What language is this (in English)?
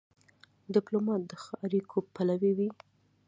Pashto